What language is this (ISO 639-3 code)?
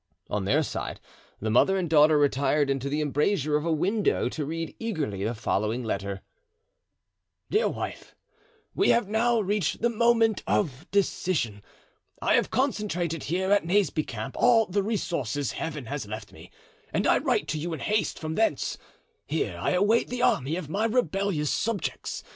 eng